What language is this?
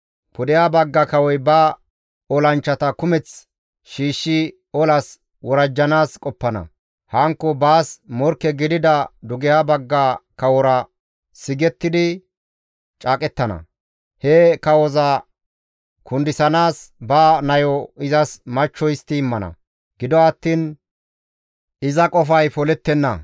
Gamo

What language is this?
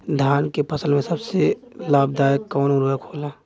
Bhojpuri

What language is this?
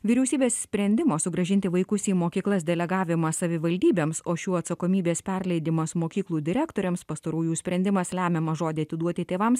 Lithuanian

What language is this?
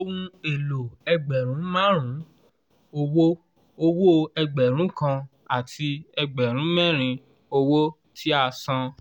Yoruba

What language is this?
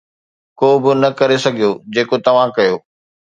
Sindhi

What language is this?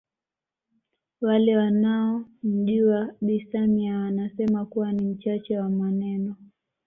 Swahili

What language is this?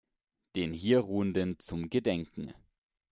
German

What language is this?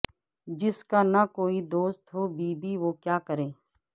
Urdu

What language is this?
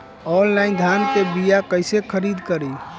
Bhojpuri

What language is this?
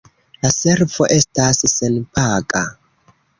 Esperanto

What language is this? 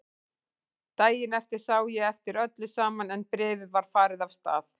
Icelandic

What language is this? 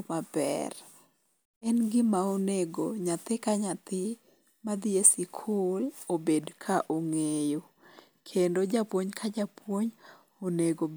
Luo (Kenya and Tanzania)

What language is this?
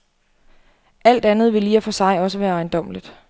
Danish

